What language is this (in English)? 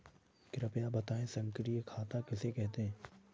Hindi